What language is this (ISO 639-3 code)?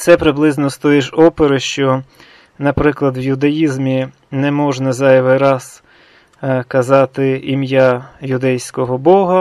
ukr